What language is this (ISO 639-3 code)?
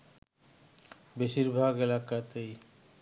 ben